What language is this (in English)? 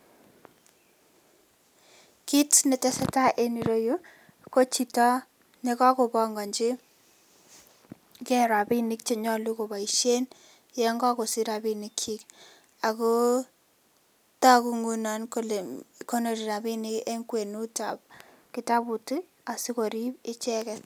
Kalenjin